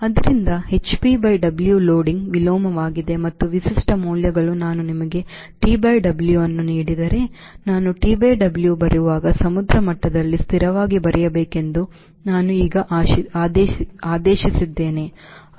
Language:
Kannada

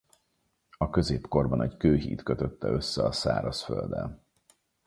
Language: Hungarian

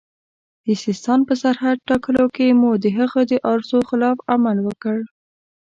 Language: Pashto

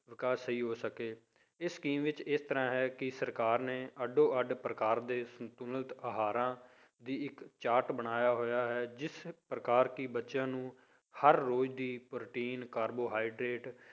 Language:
Punjabi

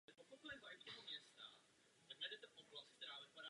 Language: Czech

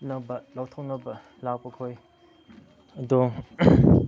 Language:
Manipuri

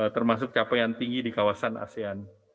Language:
Indonesian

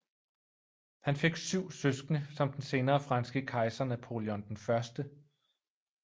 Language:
Danish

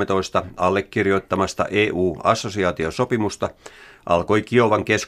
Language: Finnish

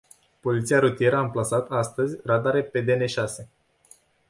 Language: Romanian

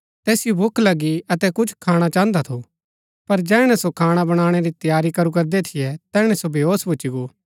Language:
Gaddi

